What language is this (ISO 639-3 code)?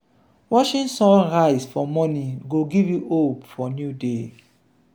pcm